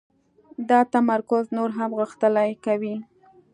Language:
Pashto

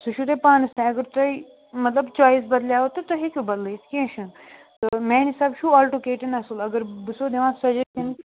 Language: Kashmiri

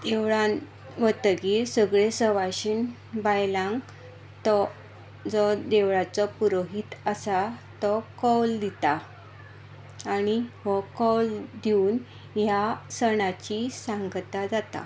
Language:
Konkani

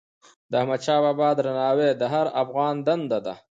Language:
Pashto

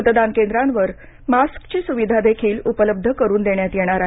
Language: Marathi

